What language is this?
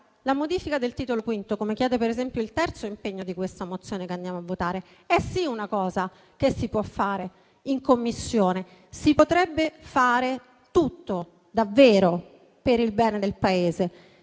Italian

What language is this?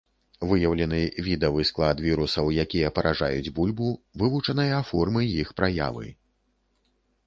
Belarusian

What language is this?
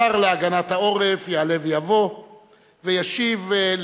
Hebrew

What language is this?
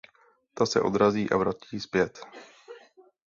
Czech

